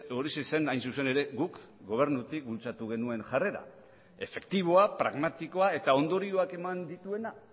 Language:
Basque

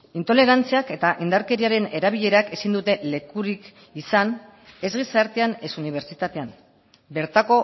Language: Basque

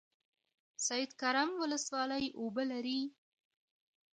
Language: Pashto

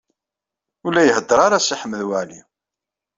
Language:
Kabyle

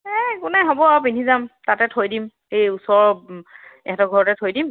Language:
Assamese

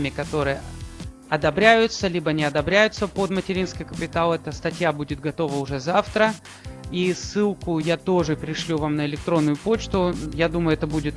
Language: Russian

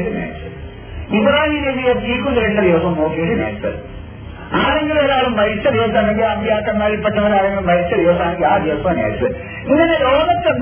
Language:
Malayalam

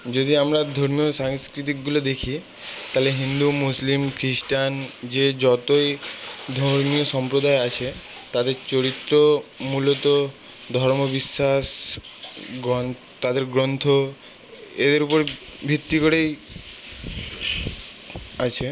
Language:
Bangla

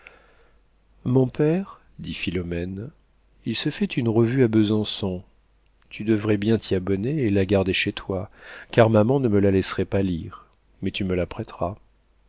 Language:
French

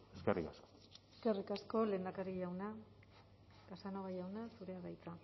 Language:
Basque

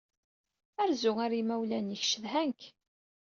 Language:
Kabyle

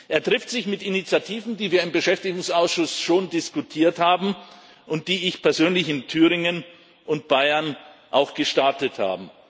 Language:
German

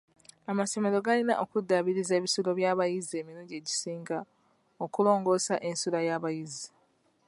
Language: Ganda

